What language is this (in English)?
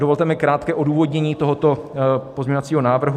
Czech